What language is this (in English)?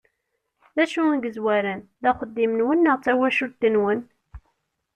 Kabyle